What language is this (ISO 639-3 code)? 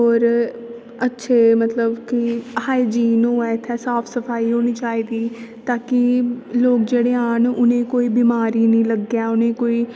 doi